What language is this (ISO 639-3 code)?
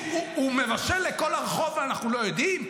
heb